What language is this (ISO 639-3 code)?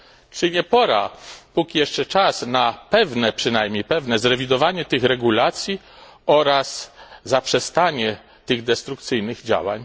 pol